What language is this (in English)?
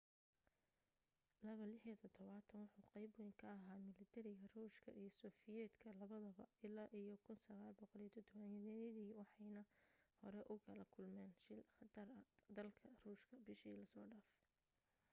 Somali